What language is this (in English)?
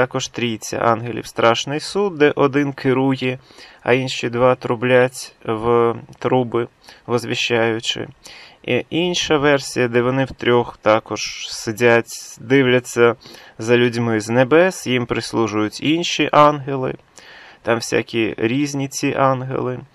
Ukrainian